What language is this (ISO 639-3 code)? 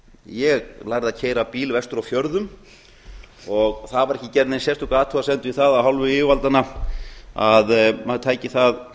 isl